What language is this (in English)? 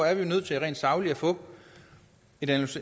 Danish